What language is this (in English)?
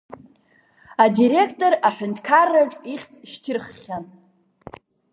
Abkhazian